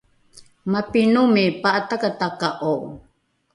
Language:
Rukai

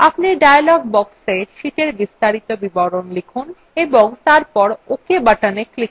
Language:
Bangla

